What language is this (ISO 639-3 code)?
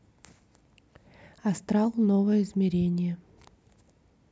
rus